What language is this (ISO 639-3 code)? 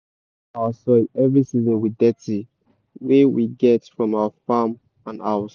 pcm